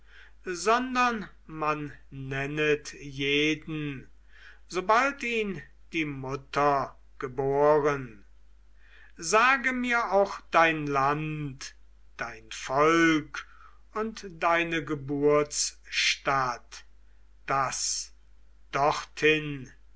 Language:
German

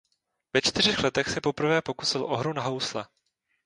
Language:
Czech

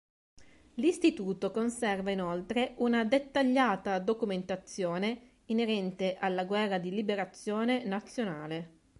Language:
Italian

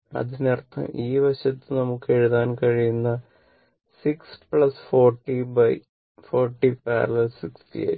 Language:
Malayalam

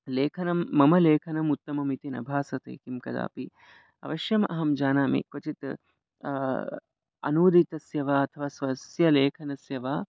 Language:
Sanskrit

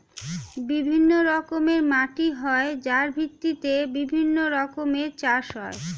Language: Bangla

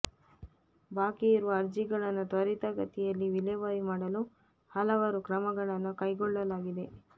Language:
Kannada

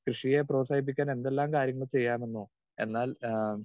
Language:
Malayalam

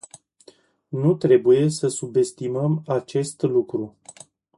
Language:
Romanian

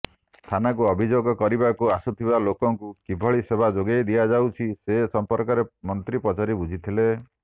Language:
Odia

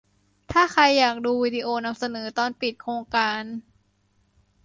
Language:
Thai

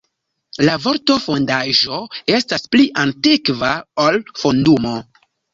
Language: Esperanto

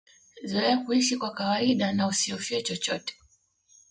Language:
Swahili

